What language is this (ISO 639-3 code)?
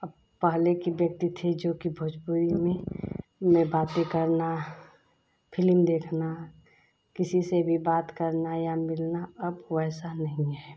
hin